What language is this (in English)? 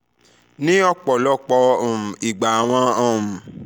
Yoruba